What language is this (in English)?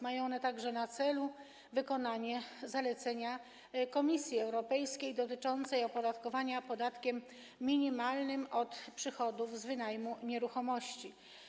Polish